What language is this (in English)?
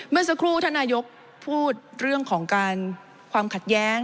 Thai